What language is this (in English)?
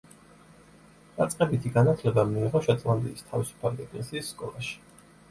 Georgian